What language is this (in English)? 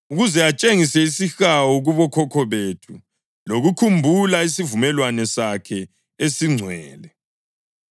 North Ndebele